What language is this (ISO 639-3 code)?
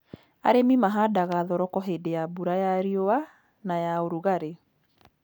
kik